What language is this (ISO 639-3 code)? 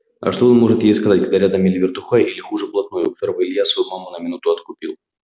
rus